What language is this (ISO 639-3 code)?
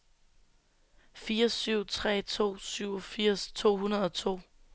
dan